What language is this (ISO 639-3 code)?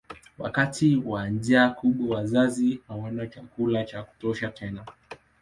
swa